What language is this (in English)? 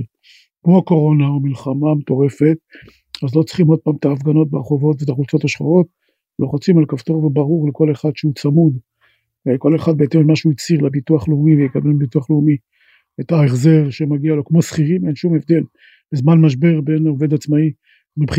Hebrew